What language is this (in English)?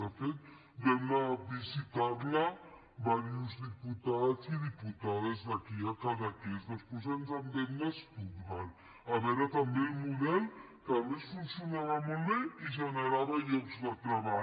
Catalan